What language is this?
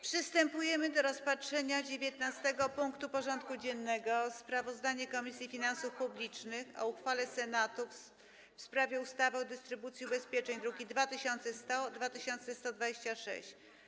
Polish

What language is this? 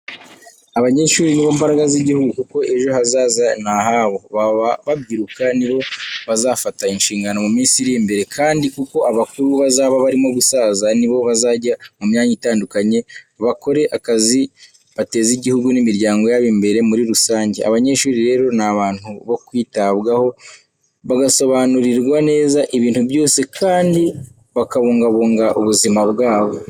Kinyarwanda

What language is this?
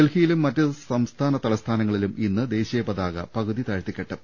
Malayalam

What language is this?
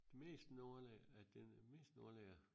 Danish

